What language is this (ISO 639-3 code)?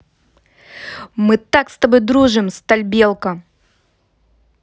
rus